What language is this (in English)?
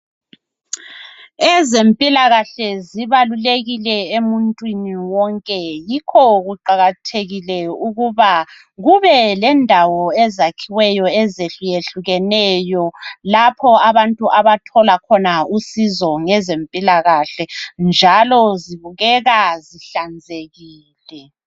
North Ndebele